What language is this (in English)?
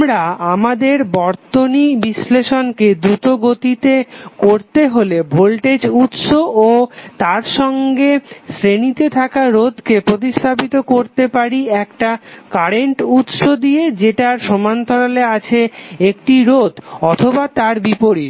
Bangla